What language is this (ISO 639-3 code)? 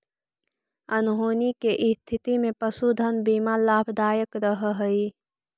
mag